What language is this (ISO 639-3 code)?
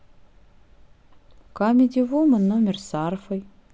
rus